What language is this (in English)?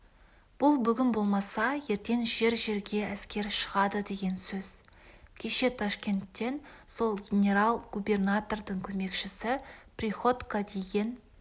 Kazakh